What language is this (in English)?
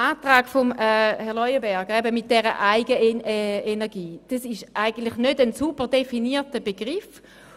Swiss German